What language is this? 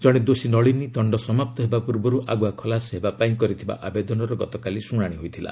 Odia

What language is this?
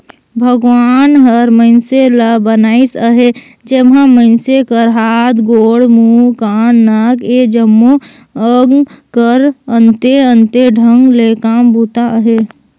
Chhattisgarhi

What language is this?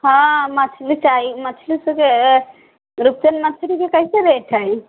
Maithili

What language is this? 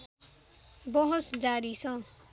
Nepali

